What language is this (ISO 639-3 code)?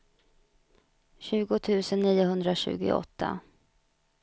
swe